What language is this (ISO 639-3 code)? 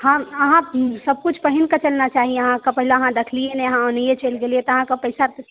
mai